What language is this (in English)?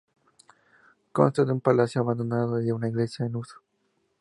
Spanish